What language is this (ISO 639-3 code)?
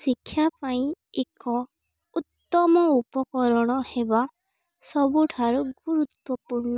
ori